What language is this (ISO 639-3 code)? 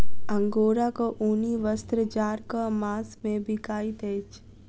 mai